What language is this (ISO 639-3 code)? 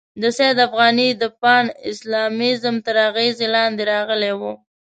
pus